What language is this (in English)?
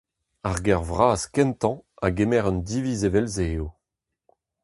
Breton